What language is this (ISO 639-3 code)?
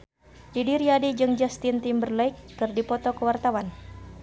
sun